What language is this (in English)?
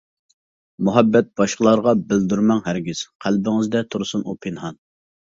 Uyghur